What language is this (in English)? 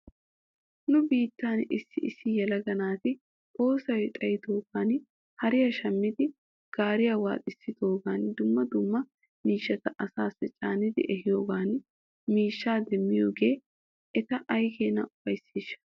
Wolaytta